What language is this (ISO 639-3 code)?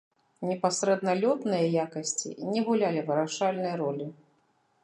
bel